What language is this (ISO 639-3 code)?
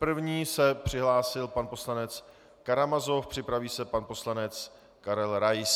ces